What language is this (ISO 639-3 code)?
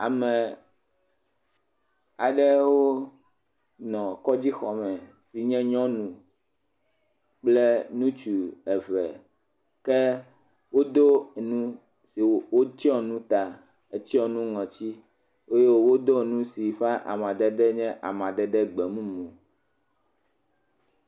ewe